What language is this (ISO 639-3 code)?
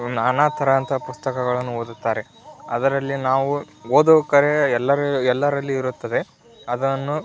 kan